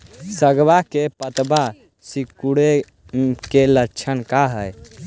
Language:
Magahi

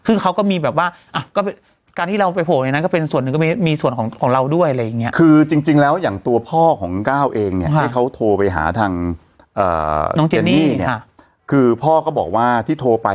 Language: Thai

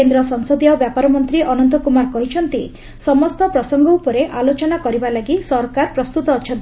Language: Odia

